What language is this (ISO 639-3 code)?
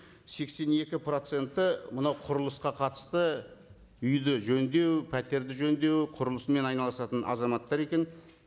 kaz